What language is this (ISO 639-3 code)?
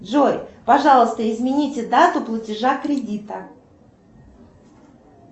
rus